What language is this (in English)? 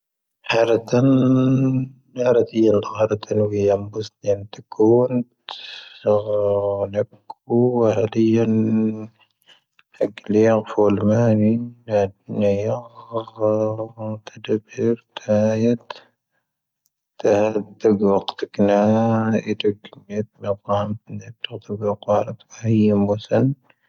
Tahaggart Tamahaq